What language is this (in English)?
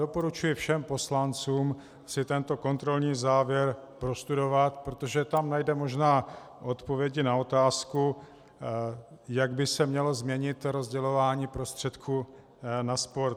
Czech